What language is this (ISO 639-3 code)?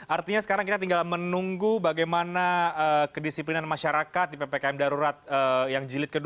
ind